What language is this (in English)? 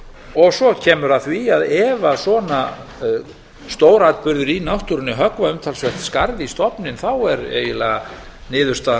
Icelandic